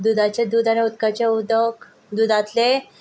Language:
Konkani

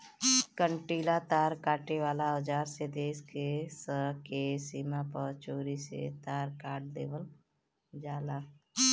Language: Bhojpuri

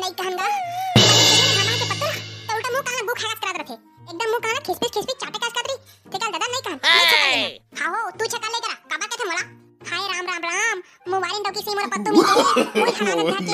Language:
Russian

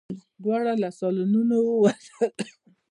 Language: Pashto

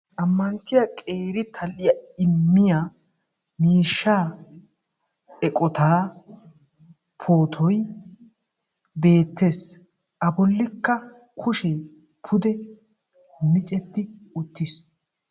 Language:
Wolaytta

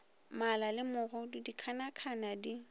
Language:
Northern Sotho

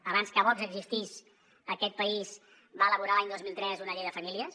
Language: Catalan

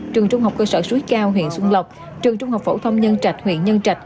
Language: Vietnamese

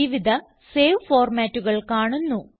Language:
Malayalam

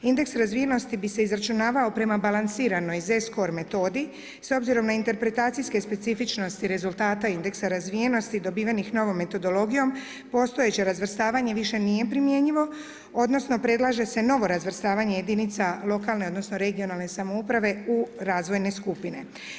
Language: Croatian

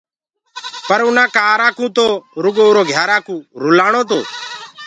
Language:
Gurgula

